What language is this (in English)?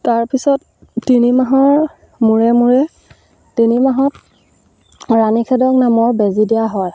Assamese